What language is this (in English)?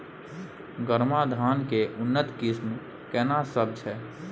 Maithili